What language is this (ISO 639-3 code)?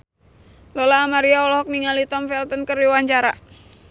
sun